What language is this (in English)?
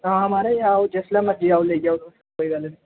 Dogri